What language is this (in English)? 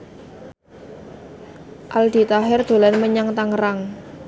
Javanese